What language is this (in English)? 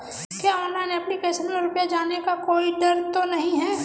Hindi